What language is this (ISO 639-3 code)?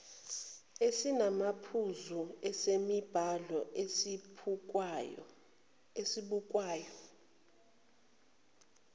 zul